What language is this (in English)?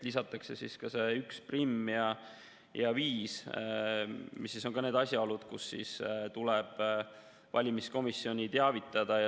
Estonian